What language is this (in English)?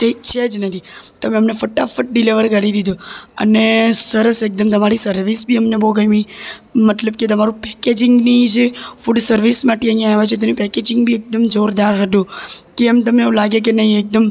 Gujarati